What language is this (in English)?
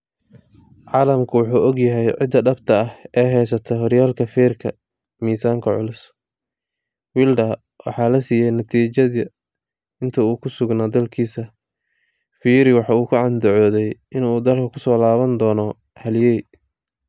Somali